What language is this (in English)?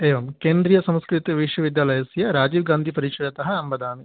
Sanskrit